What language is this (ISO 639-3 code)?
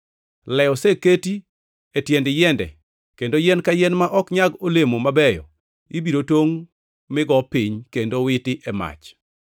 luo